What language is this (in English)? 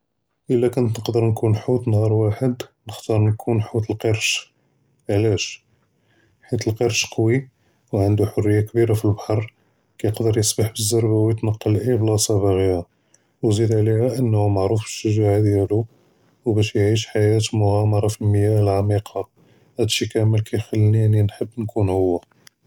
Judeo-Arabic